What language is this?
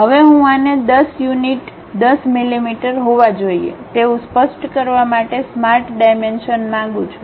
Gujarati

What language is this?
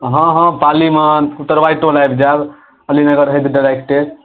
Maithili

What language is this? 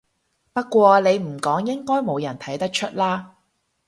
Cantonese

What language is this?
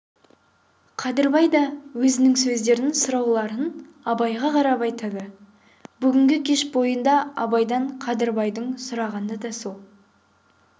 Kazakh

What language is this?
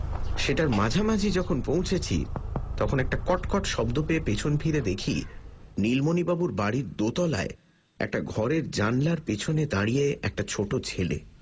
Bangla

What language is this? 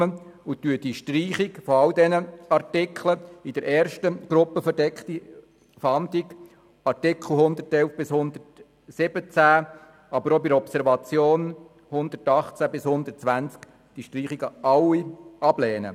Swiss German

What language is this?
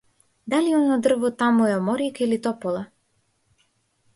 Macedonian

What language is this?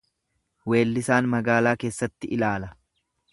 Oromo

